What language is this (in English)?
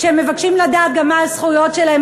Hebrew